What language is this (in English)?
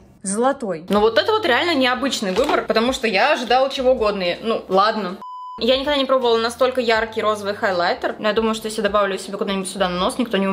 Russian